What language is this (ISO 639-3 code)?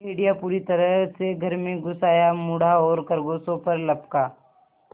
hin